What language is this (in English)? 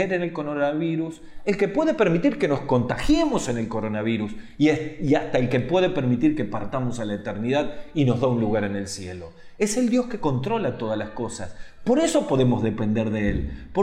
Spanish